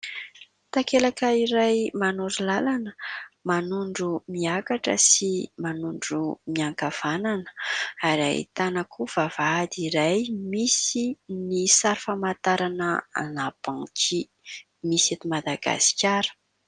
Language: Malagasy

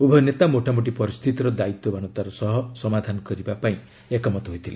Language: Odia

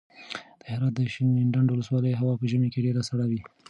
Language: Pashto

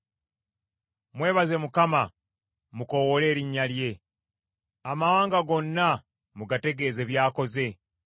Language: Ganda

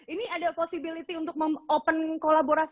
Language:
Indonesian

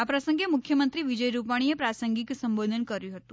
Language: Gujarati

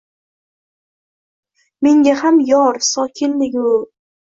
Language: Uzbek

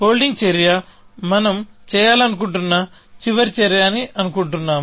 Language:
Telugu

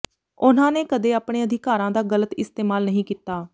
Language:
Punjabi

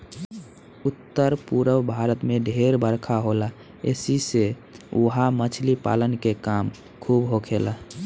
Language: Bhojpuri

